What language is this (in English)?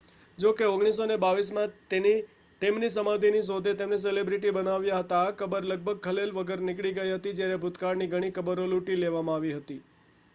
Gujarati